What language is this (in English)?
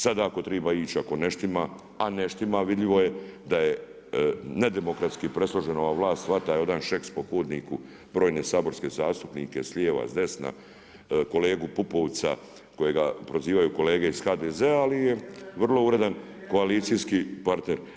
Croatian